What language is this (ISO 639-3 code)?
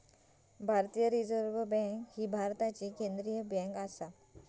mar